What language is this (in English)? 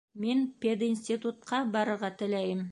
Bashkir